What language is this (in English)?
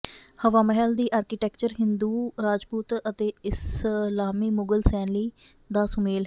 Punjabi